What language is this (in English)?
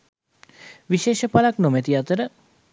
Sinhala